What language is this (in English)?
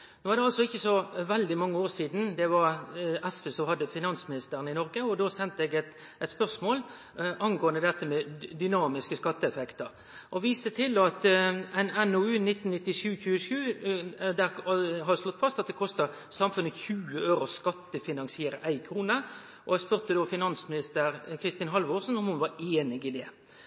Norwegian Nynorsk